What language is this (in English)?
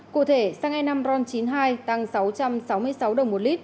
Vietnamese